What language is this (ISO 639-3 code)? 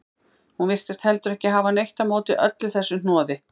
isl